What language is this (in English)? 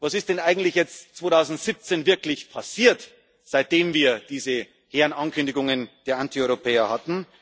German